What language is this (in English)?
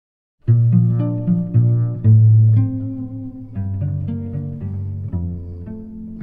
Persian